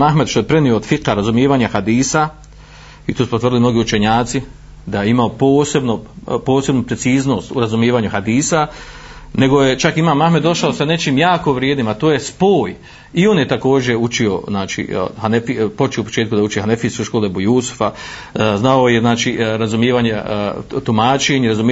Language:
Croatian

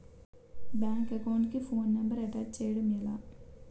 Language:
Telugu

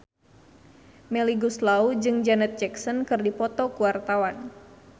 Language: Sundanese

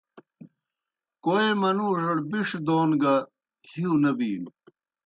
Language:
Kohistani Shina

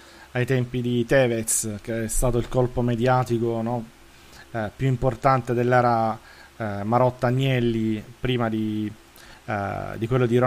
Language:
Italian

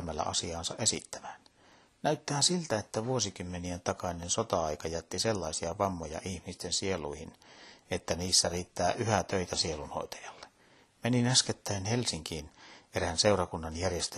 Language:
Finnish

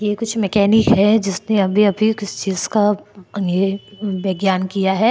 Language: Hindi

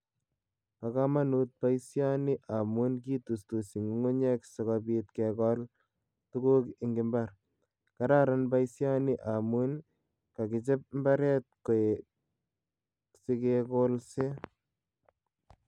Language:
Kalenjin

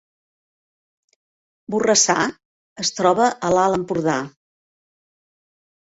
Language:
Catalan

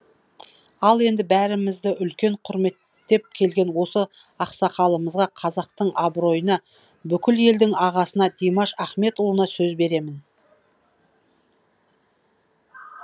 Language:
Kazakh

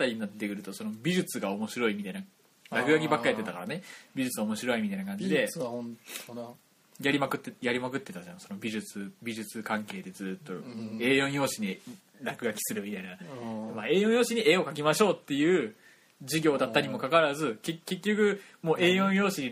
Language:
Japanese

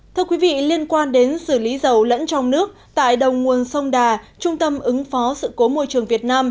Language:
Vietnamese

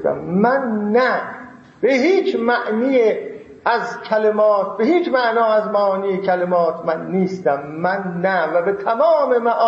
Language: Persian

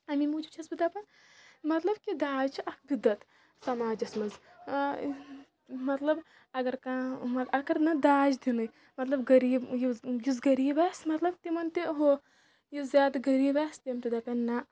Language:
Kashmiri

